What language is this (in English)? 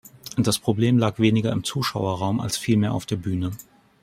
German